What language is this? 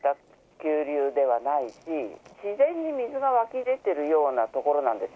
Japanese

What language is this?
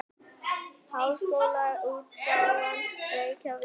Icelandic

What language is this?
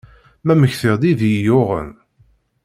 Kabyle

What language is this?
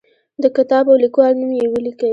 Pashto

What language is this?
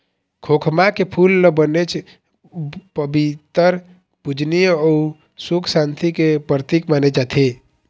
Chhattisgarhi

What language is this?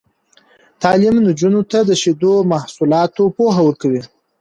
Pashto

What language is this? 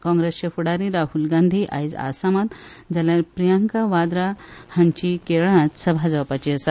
Konkani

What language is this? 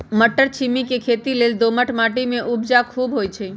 Magahi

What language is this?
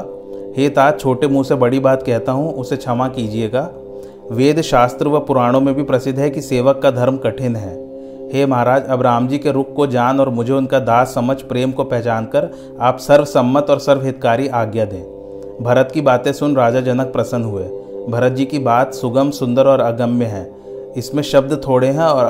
Hindi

